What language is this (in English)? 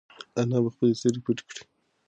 Pashto